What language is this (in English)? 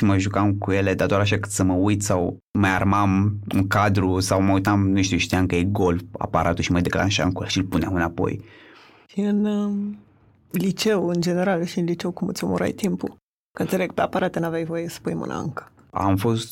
Romanian